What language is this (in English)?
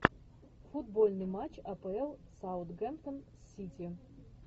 Russian